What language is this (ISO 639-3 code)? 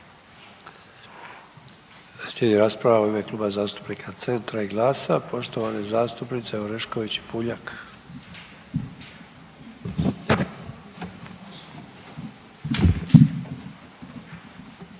hrv